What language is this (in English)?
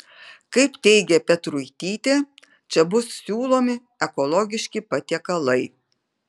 Lithuanian